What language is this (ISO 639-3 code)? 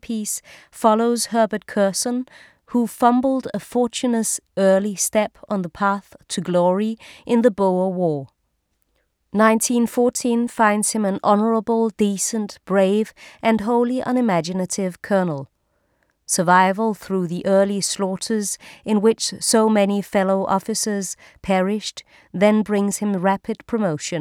dan